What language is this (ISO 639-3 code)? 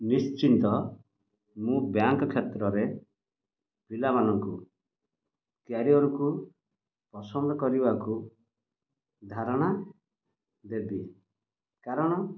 ori